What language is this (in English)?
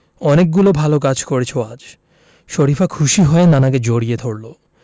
Bangla